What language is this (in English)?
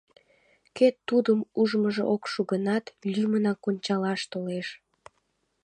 Mari